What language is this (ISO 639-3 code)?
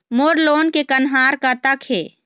hne